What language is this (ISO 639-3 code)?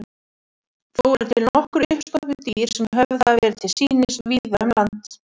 isl